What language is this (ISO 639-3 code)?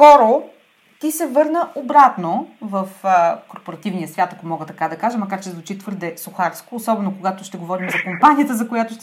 bul